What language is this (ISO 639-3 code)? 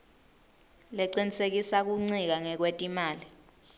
ssw